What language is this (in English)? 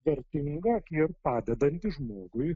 Lithuanian